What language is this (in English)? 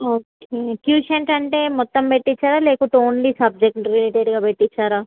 Telugu